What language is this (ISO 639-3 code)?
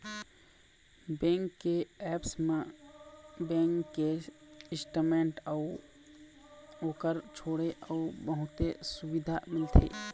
hne